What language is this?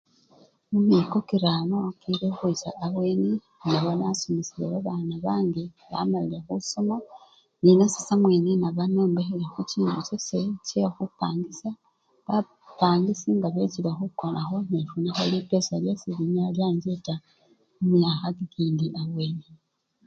Luyia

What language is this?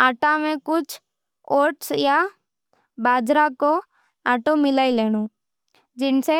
Nimadi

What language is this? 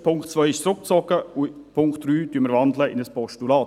Swiss German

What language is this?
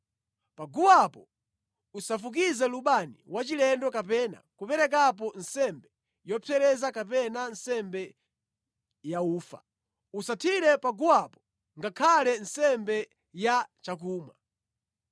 Nyanja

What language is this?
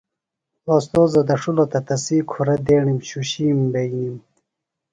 Phalura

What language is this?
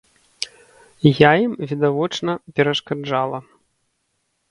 Belarusian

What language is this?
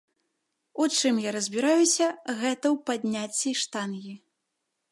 Belarusian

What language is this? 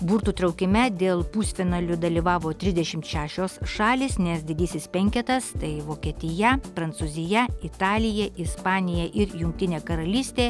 Lithuanian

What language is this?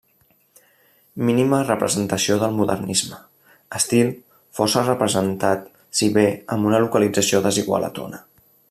Catalan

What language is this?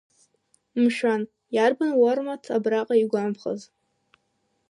Abkhazian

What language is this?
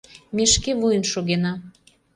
Mari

